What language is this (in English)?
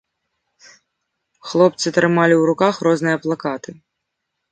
Belarusian